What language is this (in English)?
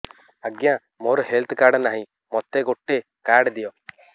Odia